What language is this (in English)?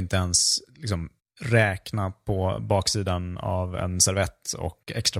Swedish